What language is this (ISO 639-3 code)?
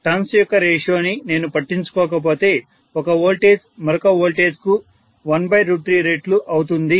tel